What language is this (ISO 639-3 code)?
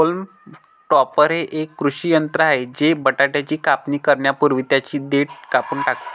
mar